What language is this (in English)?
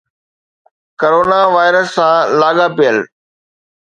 Sindhi